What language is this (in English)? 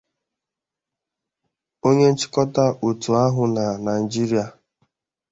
Igbo